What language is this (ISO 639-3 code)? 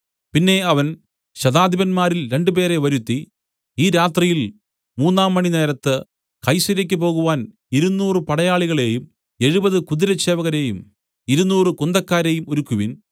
mal